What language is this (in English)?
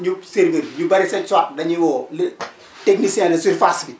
Wolof